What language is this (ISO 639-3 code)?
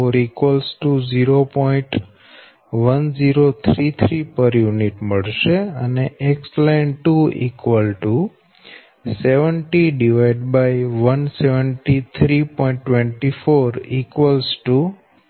guj